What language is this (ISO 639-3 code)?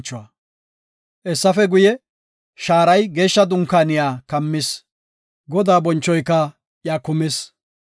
gof